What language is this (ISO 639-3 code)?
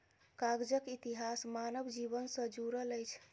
mai